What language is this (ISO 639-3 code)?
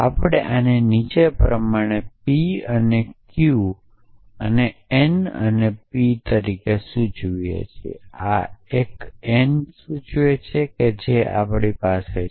guj